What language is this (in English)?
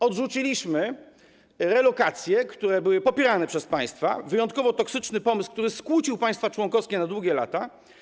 Polish